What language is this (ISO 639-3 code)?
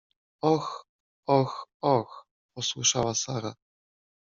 pol